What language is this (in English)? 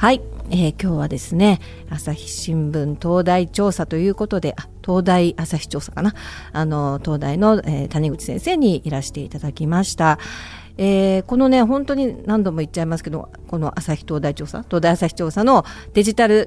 Japanese